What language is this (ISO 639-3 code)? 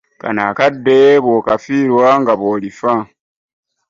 lug